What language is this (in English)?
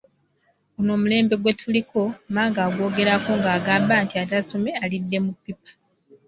Ganda